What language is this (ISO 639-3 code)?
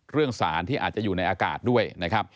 tha